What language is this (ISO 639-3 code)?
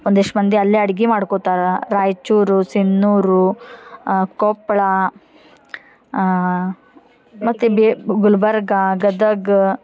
kan